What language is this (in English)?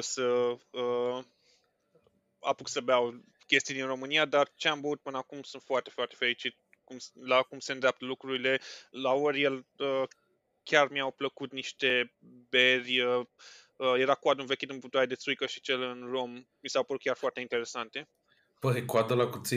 Romanian